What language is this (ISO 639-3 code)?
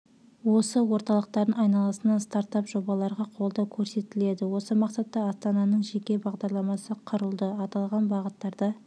kaz